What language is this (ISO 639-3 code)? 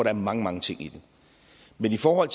dan